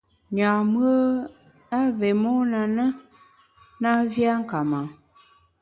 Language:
Bamun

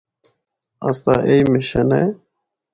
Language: Northern Hindko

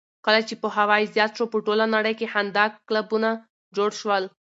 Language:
Pashto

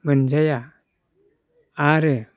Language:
Bodo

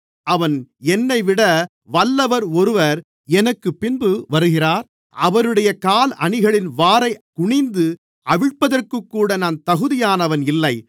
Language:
Tamil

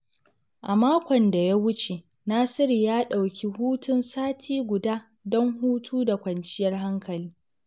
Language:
Hausa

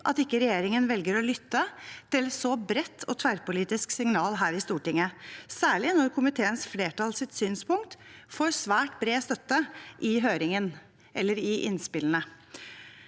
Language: Norwegian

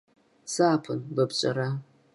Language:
Abkhazian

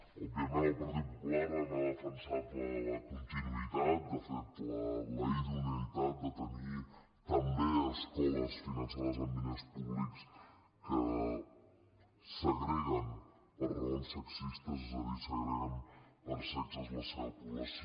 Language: Catalan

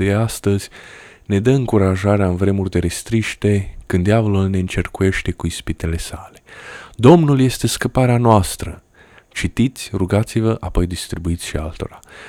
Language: Romanian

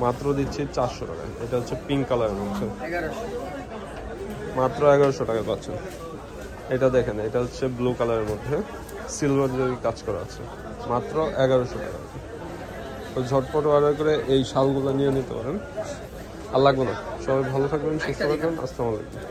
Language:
Turkish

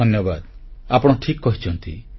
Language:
Odia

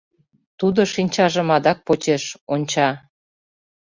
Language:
Mari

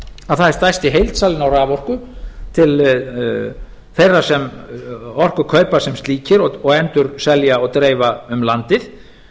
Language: Icelandic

